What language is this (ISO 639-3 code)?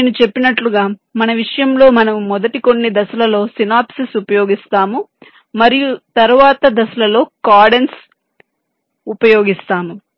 tel